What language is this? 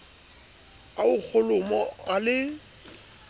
Southern Sotho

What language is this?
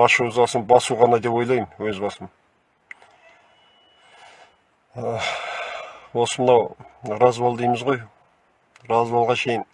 Turkish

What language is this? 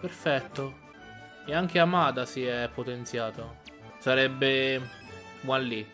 Italian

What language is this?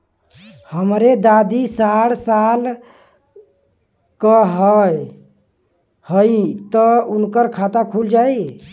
Bhojpuri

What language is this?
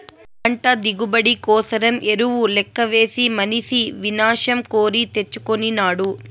Telugu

